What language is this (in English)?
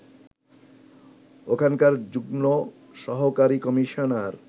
Bangla